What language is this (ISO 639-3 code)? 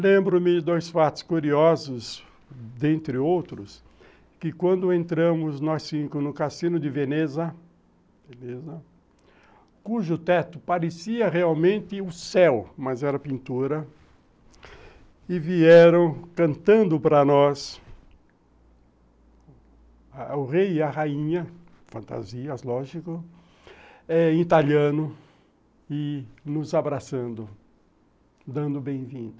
por